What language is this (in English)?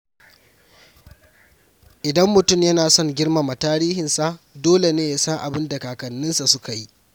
Hausa